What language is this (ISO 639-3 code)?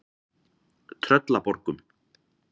isl